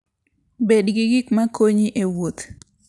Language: Luo (Kenya and Tanzania)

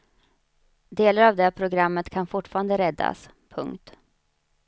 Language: Swedish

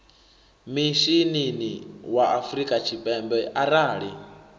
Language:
Venda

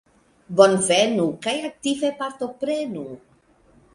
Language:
Esperanto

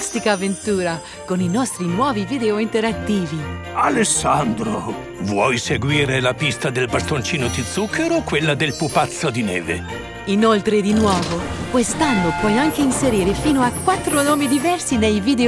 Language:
Italian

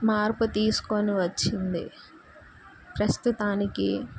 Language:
Telugu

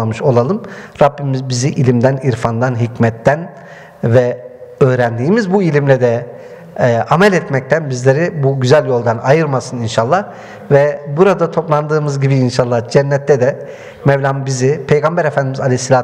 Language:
Turkish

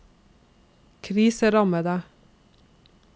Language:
Norwegian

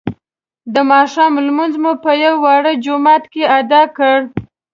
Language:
Pashto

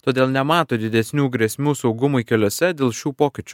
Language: Lithuanian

